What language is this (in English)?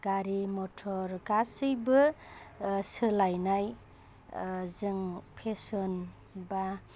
Bodo